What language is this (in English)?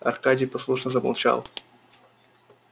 Russian